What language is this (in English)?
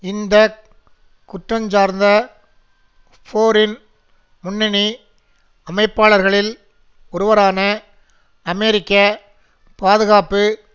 Tamil